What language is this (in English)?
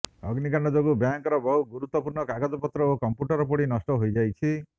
Odia